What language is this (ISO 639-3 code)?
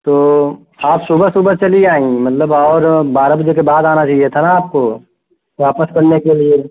hin